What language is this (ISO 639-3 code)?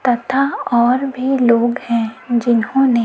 hin